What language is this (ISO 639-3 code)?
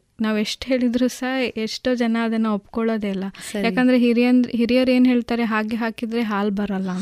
kan